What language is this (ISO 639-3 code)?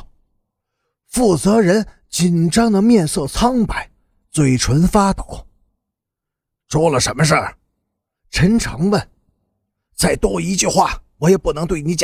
zho